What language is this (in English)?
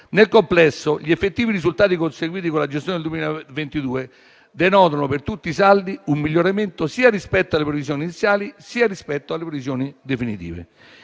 Italian